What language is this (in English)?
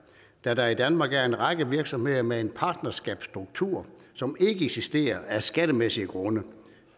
Danish